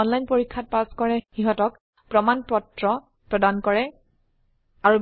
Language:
Assamese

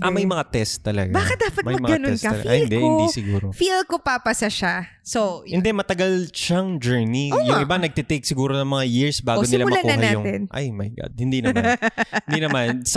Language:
Filipino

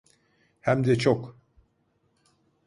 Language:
Turkish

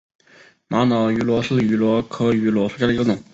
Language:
Chinese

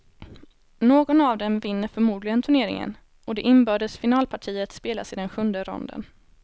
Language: Swedish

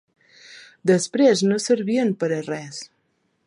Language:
Catalan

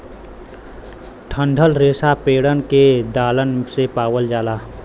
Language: Bhojpuri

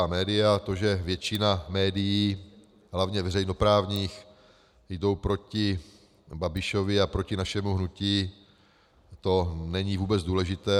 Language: Czech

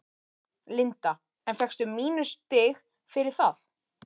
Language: Icelandic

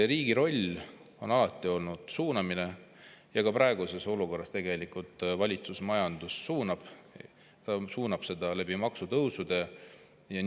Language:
Estonian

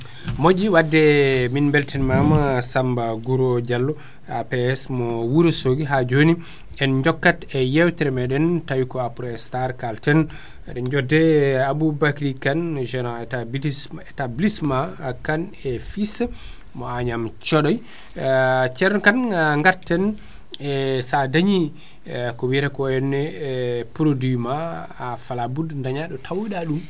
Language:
Fula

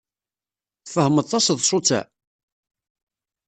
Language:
Kabyle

